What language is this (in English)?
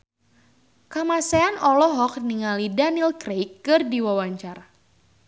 Sundanese